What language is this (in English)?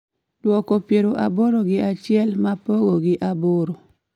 Luo (Kenya and Tanzania)